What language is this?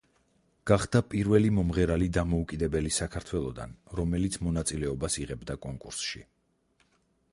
Georgian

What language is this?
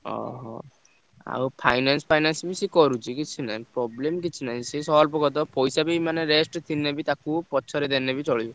Odia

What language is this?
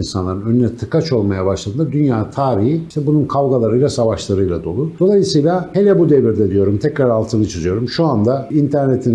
Turkish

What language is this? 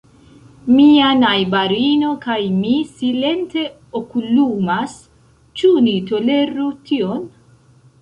Esperanto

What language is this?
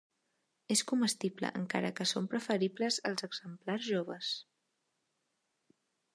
Catalan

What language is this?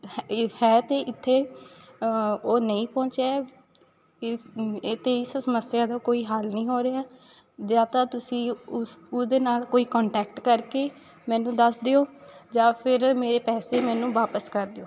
Punjabi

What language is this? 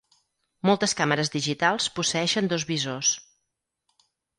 Catalan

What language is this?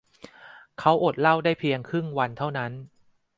Thai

